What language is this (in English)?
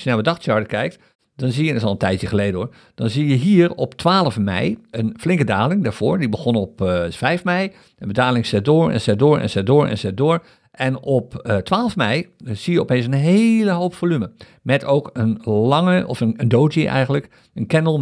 Dutch